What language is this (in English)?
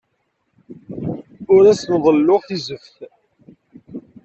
Kabyle